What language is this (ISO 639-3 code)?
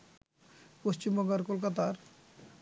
ben